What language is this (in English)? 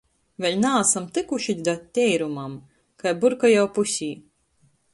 Latgalian